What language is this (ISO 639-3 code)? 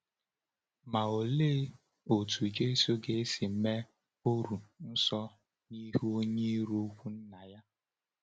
ibo